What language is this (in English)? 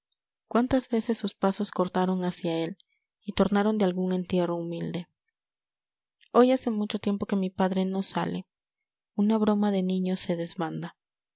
Spanish